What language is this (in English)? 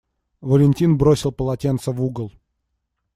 Russian